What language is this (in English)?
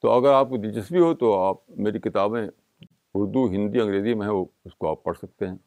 Urdu